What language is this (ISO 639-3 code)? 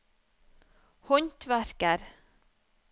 nor